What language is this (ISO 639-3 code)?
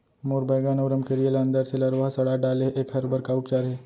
hne